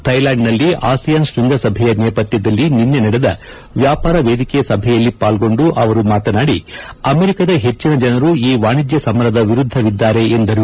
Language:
Kannada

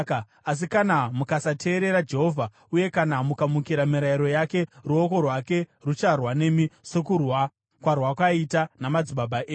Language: Shona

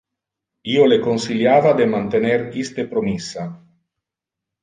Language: Interlingua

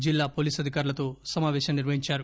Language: Telugu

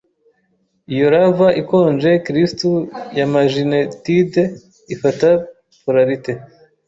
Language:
Kinyarwanda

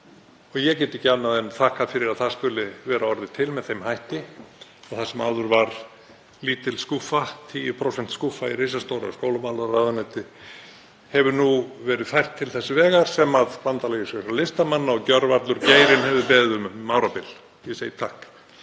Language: Icelandic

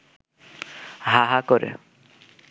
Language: Bangla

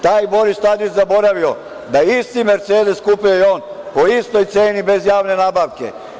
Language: Serbian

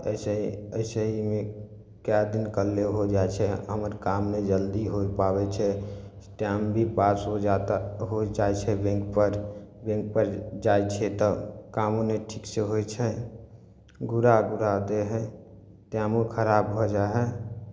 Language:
Maithili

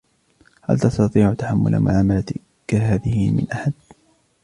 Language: Arabic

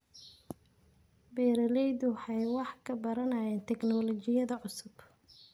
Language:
Somali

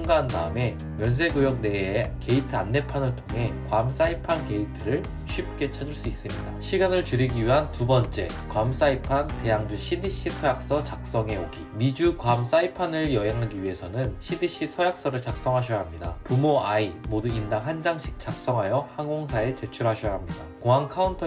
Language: Korean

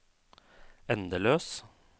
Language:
Norwegian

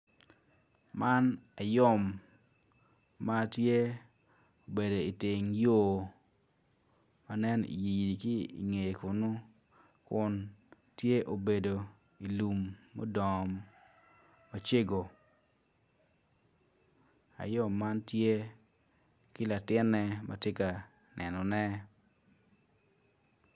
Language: Acoli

